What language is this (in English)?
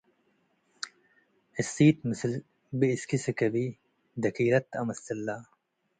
Tigre